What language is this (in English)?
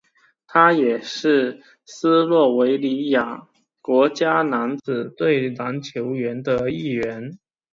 Chinese